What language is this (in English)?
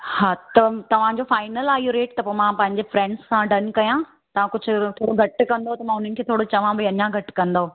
Sindhi